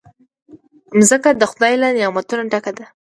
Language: Pashto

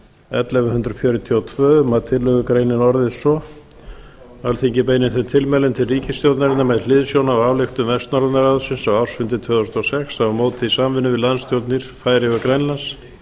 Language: Icelandic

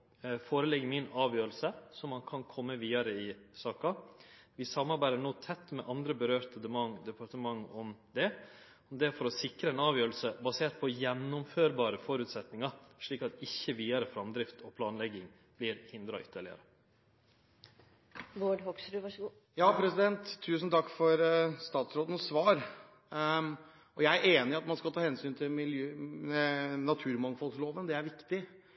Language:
Norwegian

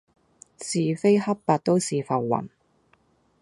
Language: Cantonese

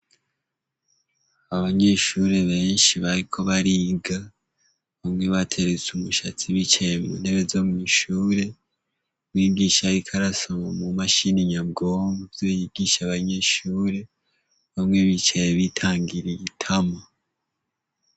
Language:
Rundi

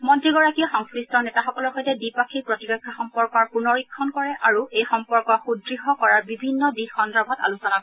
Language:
Assamese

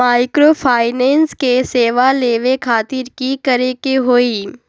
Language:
Magahi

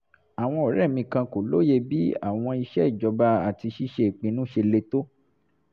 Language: Yoruba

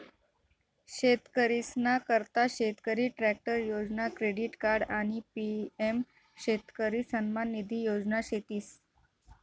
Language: Marathi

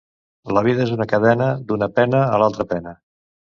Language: Catalan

